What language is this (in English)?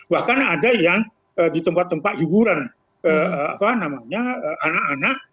Indonesian